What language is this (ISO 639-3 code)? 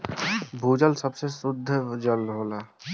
bho